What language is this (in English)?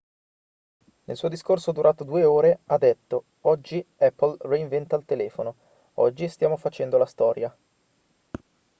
Italian